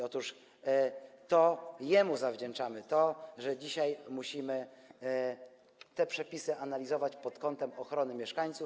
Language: Polish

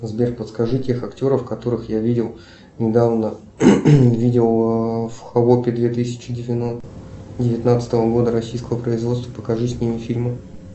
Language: Russian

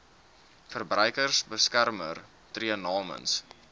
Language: Afrikaans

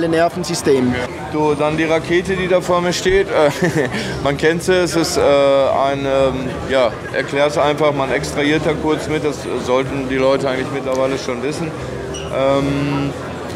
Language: German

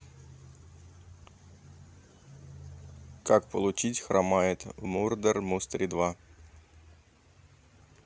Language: Russian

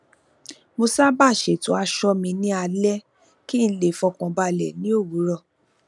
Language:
Yoruba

